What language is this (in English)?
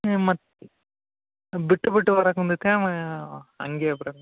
Kannada